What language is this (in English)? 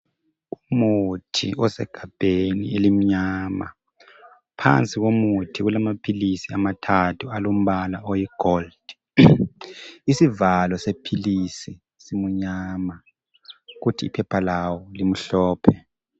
North Ndebele